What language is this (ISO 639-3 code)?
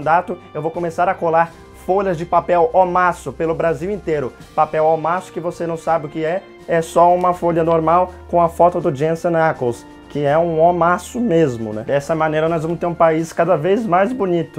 por